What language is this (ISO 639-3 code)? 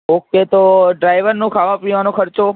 guj